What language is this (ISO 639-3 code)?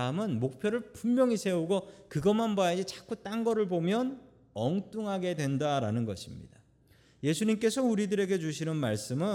kor